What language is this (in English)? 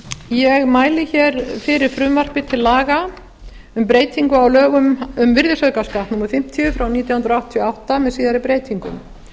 Icelandic